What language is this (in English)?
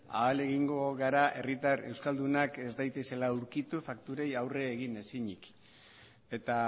Basque